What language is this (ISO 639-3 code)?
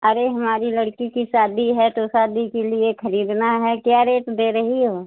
hin